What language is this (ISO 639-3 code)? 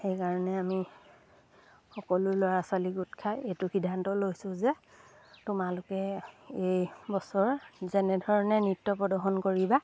asm